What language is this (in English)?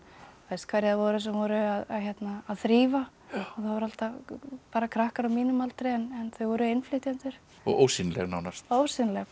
Icelandic